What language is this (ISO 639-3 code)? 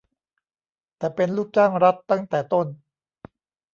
tha